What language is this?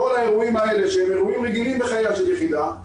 Hebrew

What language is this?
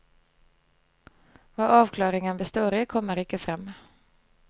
Norwegian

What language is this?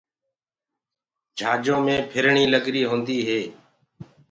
Gurgula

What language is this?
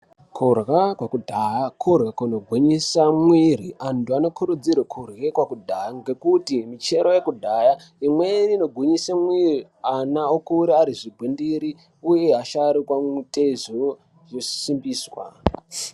Ndau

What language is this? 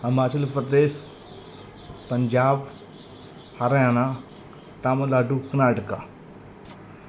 Punjabi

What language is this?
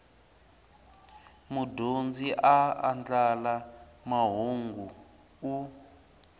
Tsonga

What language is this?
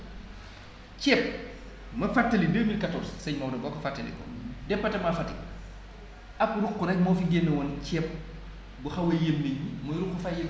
Wolof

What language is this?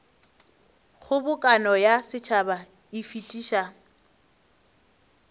Northern Sotho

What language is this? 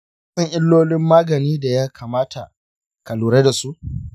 Hausa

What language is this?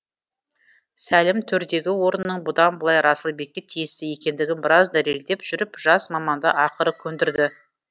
Kazakh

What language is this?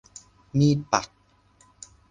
Thai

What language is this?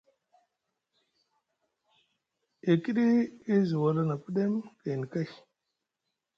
Musgu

